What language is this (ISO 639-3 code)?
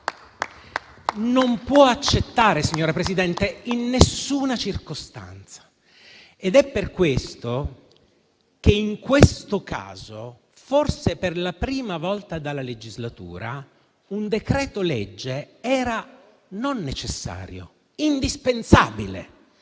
ita